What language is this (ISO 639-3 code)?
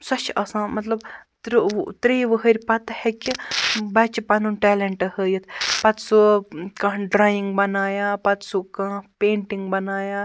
kas